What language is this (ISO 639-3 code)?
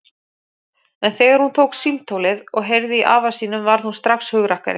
isl